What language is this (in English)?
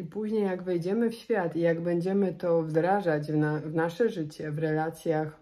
Polish